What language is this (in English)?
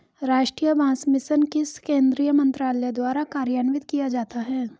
Hindi